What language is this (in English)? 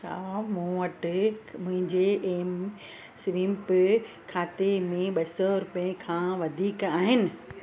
Sindhi